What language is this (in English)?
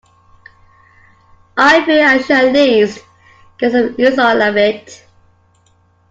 English